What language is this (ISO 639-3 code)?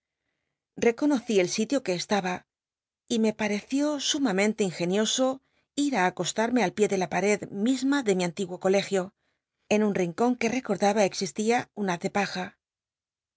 spa